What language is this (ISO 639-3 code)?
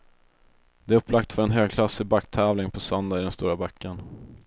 swe